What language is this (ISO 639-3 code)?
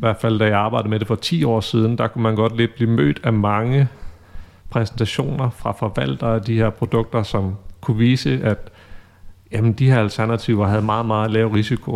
dan